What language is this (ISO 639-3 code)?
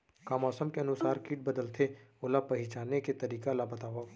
hne